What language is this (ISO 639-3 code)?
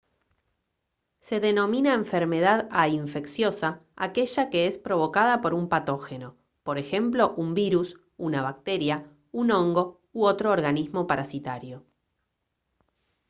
spa